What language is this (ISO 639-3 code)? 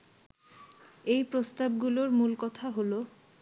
ben